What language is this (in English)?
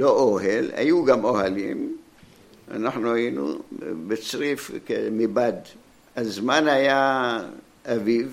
Hebrew